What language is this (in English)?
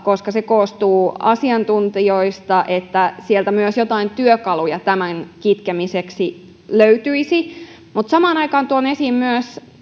Finnish